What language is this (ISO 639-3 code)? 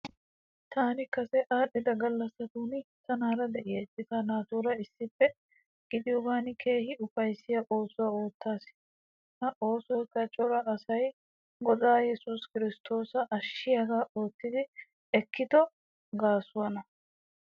wal